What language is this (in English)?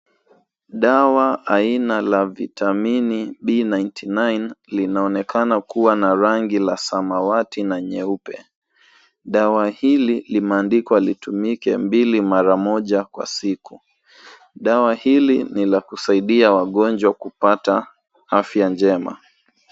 Swahili